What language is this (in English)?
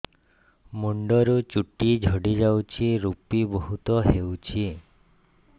Odia